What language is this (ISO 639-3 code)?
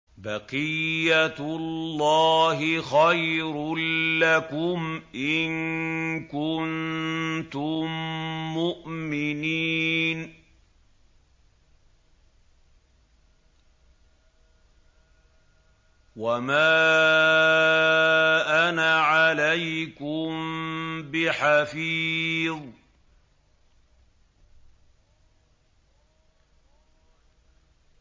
ara